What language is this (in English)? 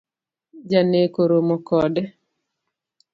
Luo (Kenya and Tanzania)